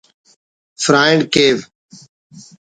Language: Brahui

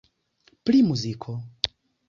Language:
Esperanto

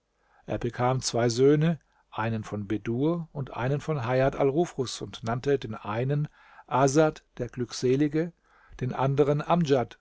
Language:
German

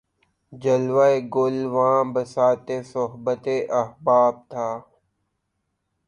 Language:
Urdu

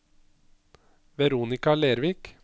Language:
Norwegian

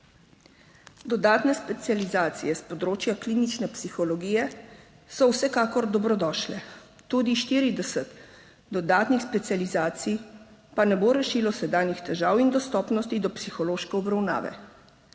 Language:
Slovenian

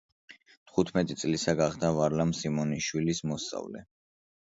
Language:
Georgian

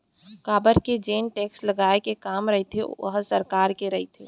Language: Chhattisgarhi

